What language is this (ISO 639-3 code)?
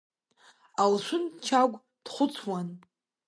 abk